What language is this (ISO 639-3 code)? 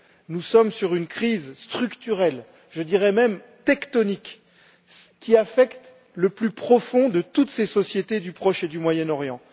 fra